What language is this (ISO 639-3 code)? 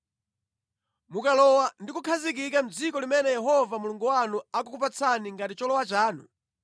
nya